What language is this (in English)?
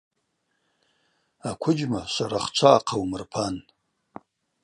Abaza